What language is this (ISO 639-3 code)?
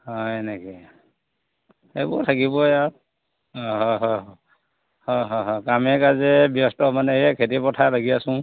asm